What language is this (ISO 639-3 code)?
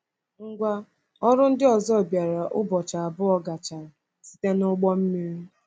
ibo